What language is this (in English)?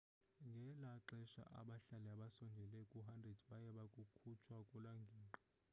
Xhosa